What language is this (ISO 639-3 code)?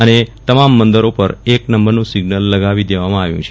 guj